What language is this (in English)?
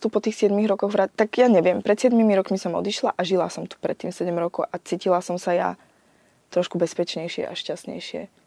Slovak